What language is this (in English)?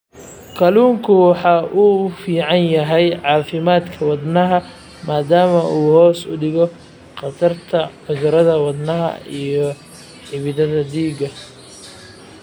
Somali